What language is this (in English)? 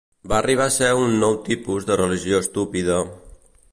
Catalan